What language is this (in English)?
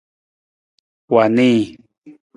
Nawdm